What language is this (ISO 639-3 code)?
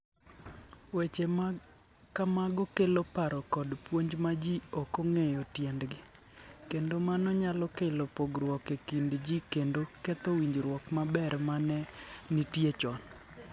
luo